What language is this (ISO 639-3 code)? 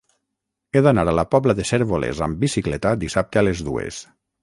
cat